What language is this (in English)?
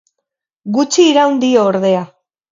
Basque